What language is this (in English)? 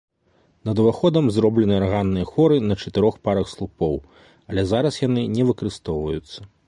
Belarusian